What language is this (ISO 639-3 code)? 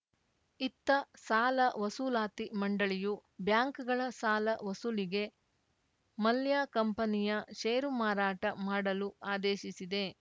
kan